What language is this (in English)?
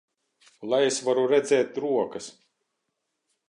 Latvian